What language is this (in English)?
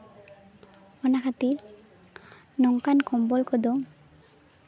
Santali